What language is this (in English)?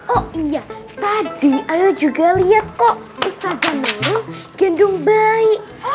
Indonesian